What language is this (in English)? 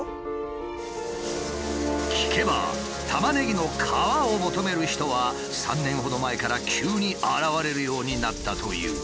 Japanese